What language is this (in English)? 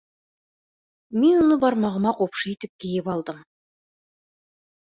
Bashkir